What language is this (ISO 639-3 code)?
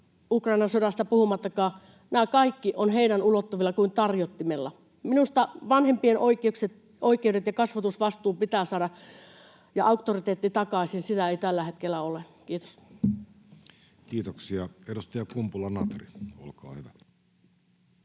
fin